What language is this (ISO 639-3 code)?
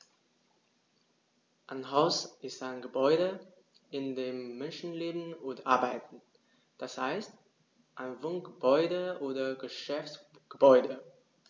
deu